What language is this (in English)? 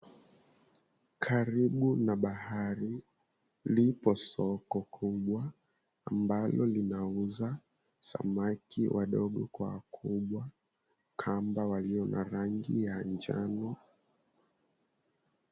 Swahili